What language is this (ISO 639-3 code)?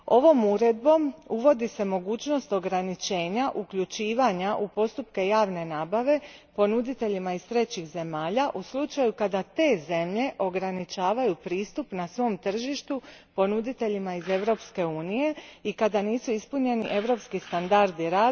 hrv